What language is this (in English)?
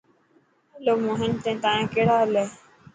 Dhatki